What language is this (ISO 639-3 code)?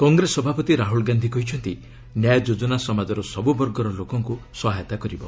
ori